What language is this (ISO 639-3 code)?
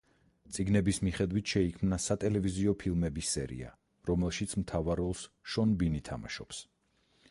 kat